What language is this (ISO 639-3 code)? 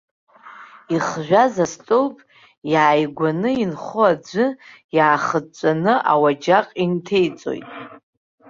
abk